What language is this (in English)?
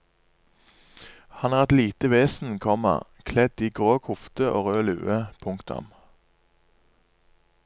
Norwegian